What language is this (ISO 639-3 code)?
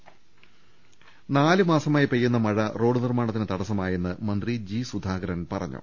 mal